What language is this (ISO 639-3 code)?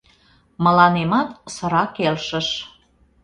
chm